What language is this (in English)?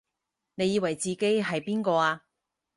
Cantonese